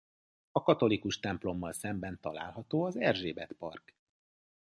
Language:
Hungarian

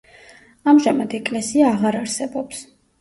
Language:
Georgian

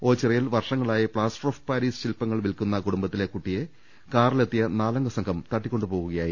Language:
Malayalam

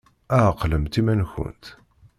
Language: Kabyle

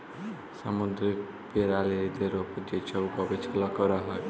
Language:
Bangla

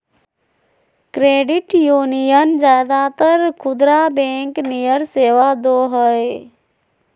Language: Magahi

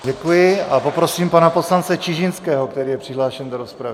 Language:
Czech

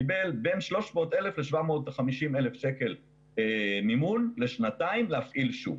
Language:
Hebrew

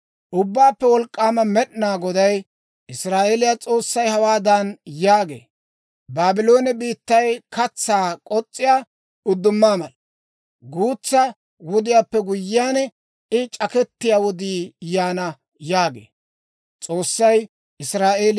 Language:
Dawro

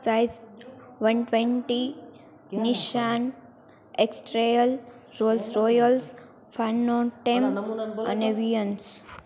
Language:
Gujarati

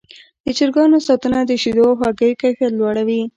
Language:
Pashto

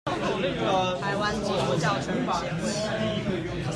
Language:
Chinese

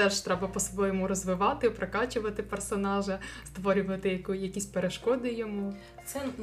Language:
Ukrainian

